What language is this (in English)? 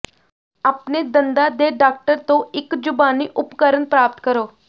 Punjabi